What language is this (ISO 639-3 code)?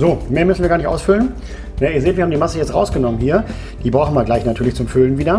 deu